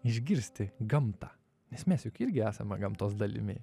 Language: Lithuanian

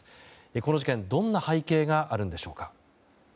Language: Japanese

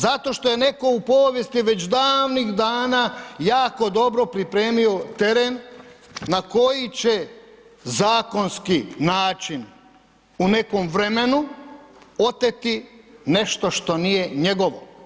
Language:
Croatian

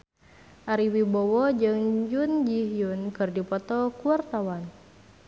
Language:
Sundanese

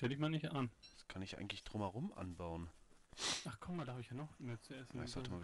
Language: German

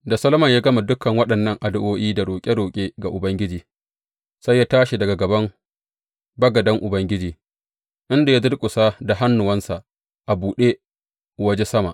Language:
Hausa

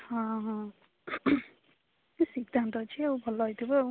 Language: Odia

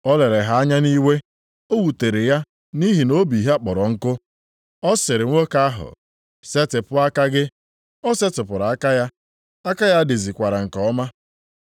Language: Igbo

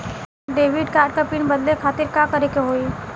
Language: Bhojpuri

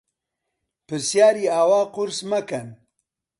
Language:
Central Kurdish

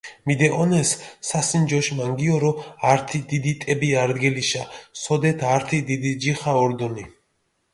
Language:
Mingrelian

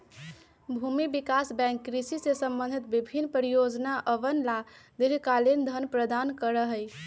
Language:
Magahi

